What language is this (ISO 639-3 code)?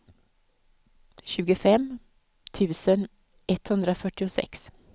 swe